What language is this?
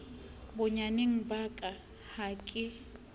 Southern Sotho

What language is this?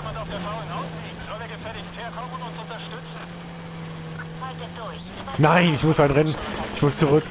German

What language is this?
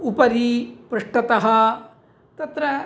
Sanskrit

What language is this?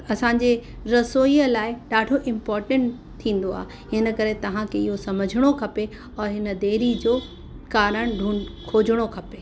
Sindhi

